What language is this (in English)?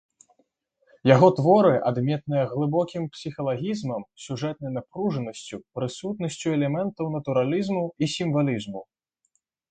Belarusian